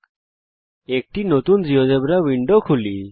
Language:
Bangla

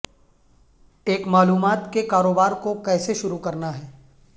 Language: Urdu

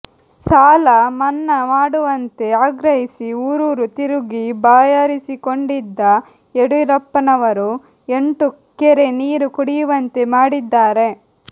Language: Kannada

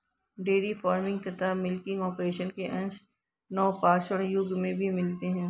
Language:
Hindi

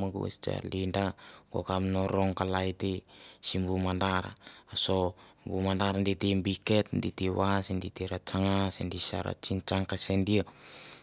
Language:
Mandara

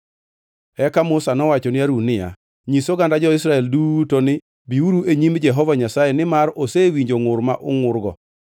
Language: Luo (Kenya and Tanzania)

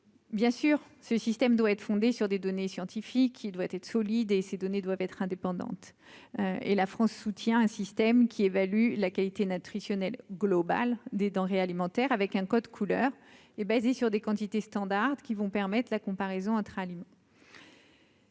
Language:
French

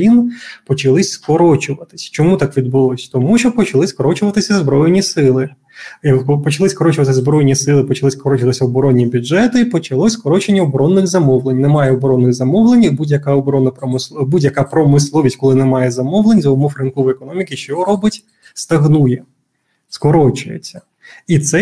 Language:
Ukrainian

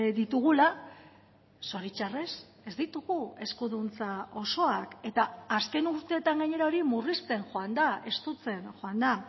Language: Basque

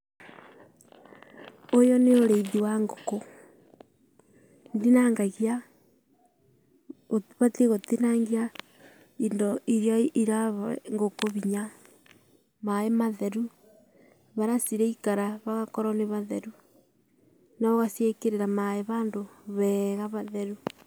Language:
Kikuyu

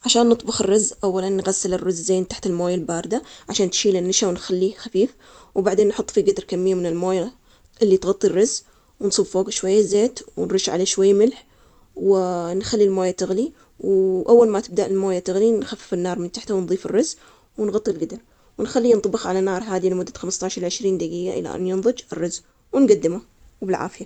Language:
Omani Arabic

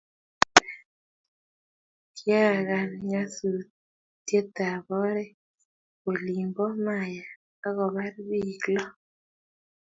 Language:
Kalenjin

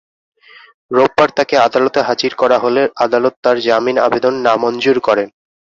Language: Bangla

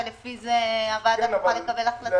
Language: Hebrew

